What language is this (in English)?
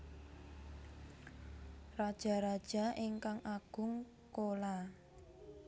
Javanese